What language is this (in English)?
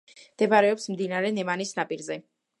Georgian